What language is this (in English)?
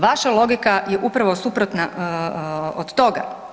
Croatian